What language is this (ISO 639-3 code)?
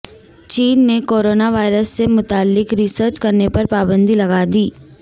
urd